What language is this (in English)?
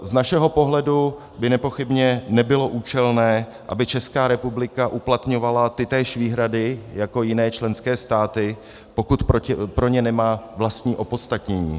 Czech